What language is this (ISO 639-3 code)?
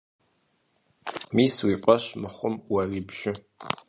kbd